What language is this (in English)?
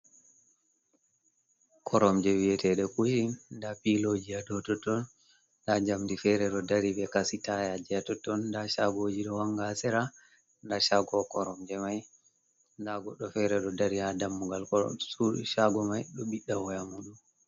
Fula